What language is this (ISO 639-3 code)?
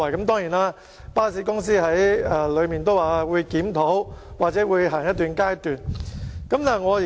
yue